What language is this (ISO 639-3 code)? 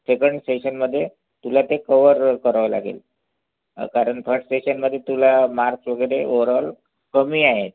mar